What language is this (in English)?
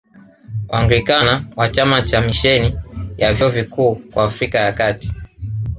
Swahili